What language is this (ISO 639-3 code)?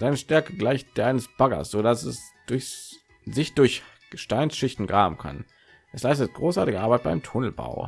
deu